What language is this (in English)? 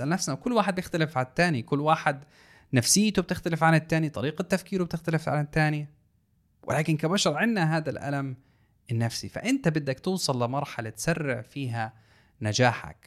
Arabic